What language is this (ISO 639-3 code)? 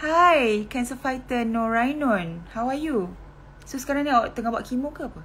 msa